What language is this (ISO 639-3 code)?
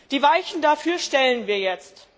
deu